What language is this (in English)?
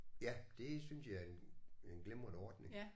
Danish